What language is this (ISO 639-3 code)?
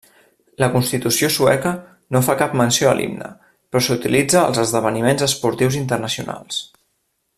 cat